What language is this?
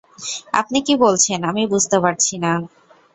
Bangla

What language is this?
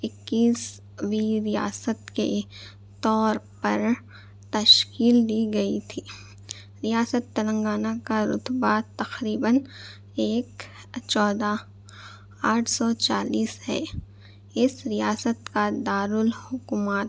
Urdu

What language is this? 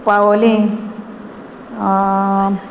Konkani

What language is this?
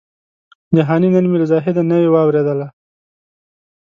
Pashto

